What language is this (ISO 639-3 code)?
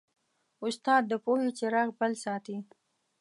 pus